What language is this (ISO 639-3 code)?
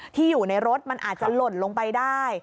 tha